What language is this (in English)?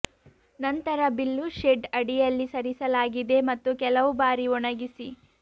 Kannada